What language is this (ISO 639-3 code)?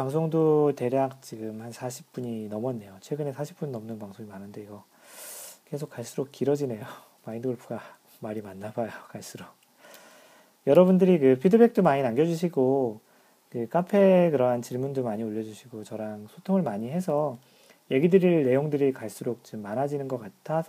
kor